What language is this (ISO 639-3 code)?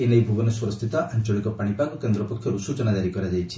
ori